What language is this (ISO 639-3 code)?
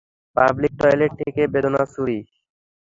ben